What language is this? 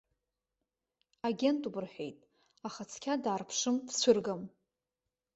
Abkhazian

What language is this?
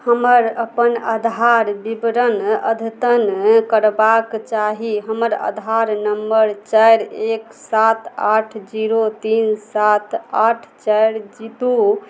Maithili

